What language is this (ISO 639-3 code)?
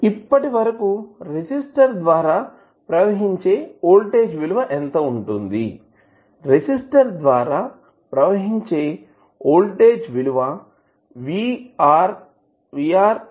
tel